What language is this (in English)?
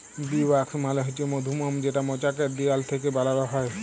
Bangla